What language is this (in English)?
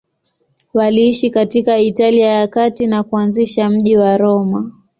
Swahili